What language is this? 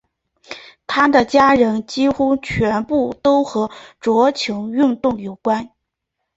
Chinese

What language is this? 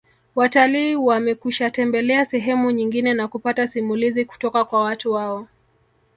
Swahili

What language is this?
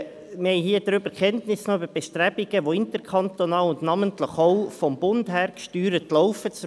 Swiss German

